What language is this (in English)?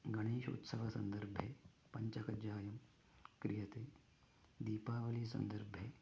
Sanskrit